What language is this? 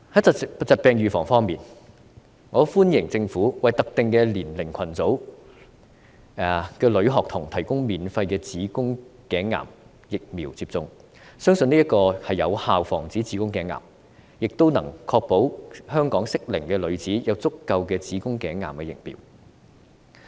Cantonese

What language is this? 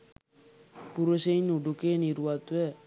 Sinhala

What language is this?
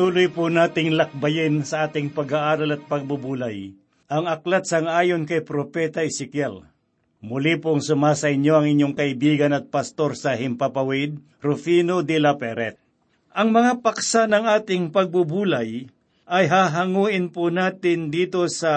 Filipino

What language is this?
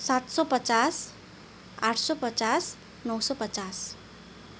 Nepali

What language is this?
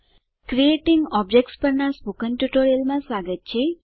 Gujarati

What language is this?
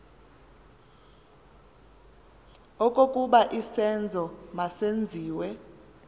Xhosa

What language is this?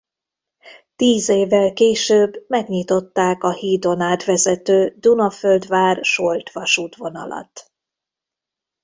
Hungarian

